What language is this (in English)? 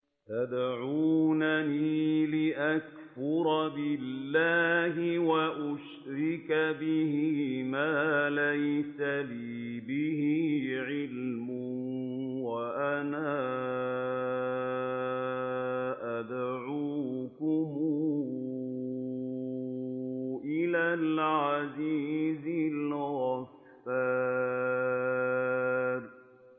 Arabic